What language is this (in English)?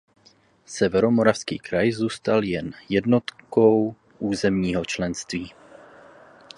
Czech